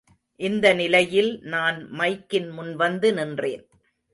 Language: Tamil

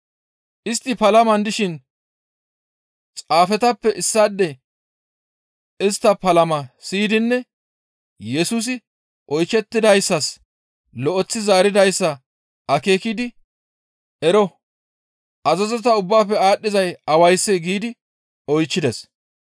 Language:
Gamo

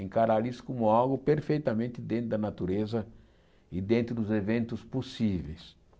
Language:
Portuguese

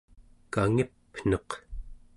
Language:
Central Yupik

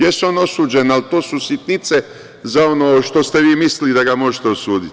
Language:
Serbian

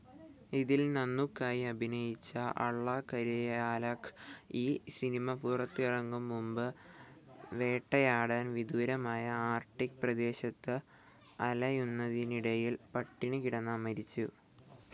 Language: Malayalam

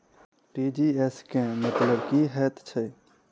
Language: Maithili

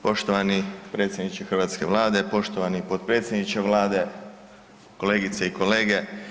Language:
Croatian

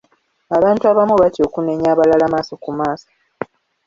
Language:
Ganda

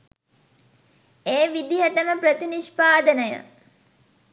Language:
Sinhala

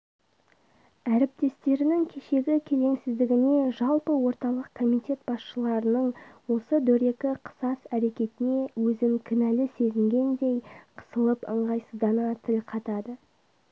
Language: Kazakh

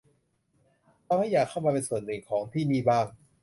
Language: Thai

